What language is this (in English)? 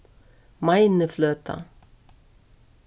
Faroese